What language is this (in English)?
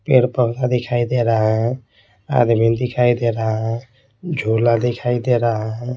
Hindi